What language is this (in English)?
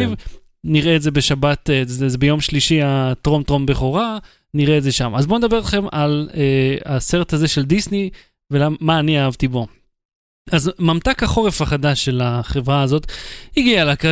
Hebrew